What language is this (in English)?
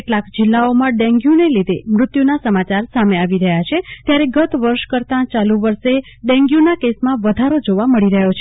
Gujarati